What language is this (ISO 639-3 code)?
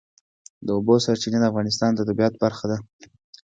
pus